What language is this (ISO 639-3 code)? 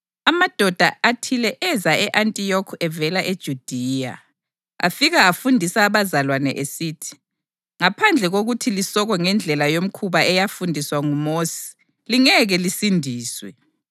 nde